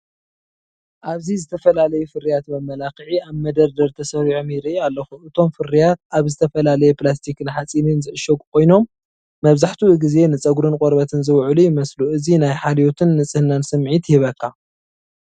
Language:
Tigrinya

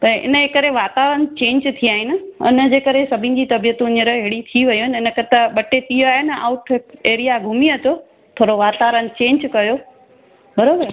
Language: Sindhi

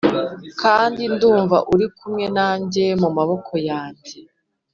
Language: Kinyarwanda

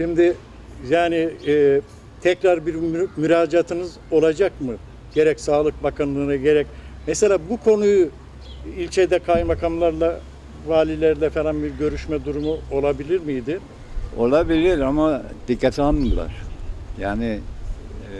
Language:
Turkish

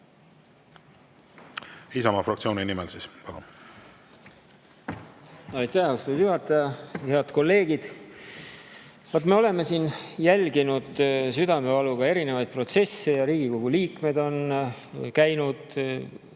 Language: Estonian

